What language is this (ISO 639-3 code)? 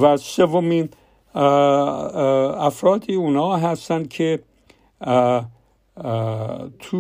fas